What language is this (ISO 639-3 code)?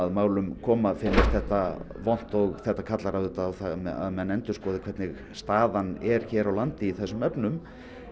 isl